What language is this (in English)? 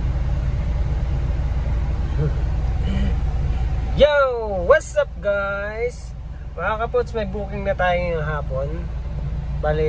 Filipino